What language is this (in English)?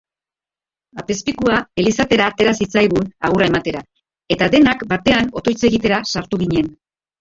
Basque